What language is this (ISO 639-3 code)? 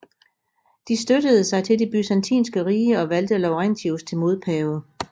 dan